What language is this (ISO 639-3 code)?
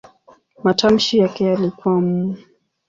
swa